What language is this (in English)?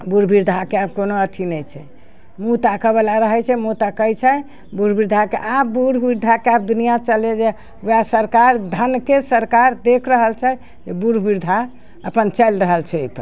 Maithili